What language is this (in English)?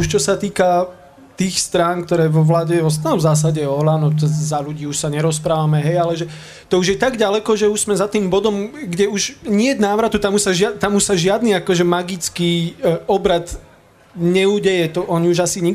Slovak